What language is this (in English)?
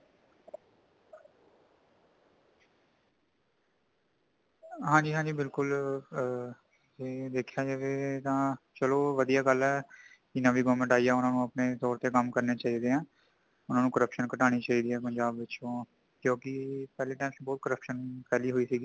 Punjabi